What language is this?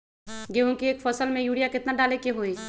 Magahi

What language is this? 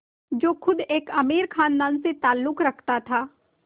Hindi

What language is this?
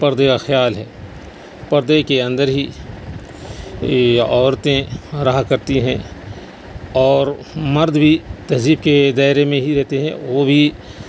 Urdu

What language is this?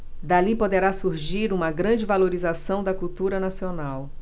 Portuguese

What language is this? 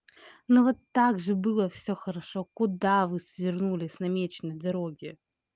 Russian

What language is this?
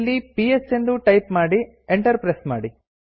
Kannada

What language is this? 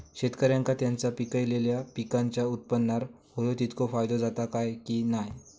Marathi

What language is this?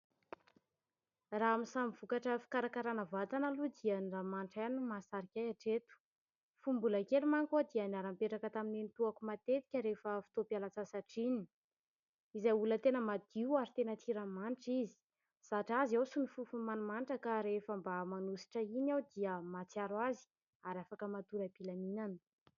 Malagasy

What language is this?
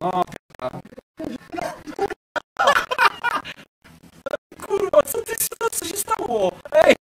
Polish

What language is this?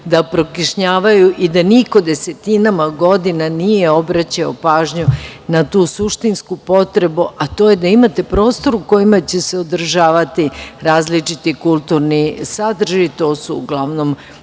Serbian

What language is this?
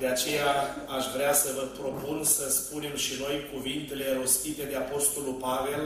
Romanian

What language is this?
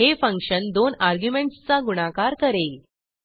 Marathi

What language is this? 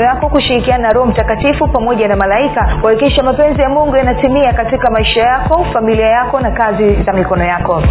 Swahili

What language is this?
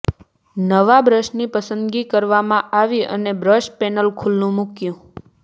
Gujarati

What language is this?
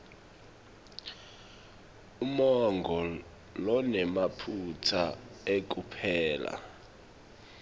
Swati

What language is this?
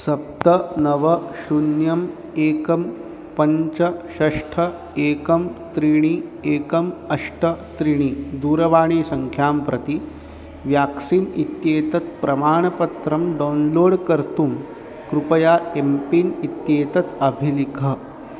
Sanskrit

